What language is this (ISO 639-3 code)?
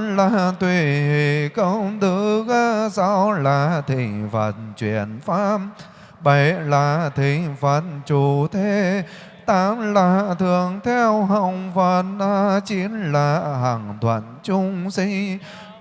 vie